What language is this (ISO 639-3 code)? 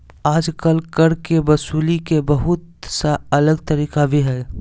mag